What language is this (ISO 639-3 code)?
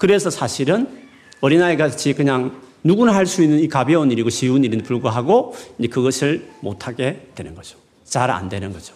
kor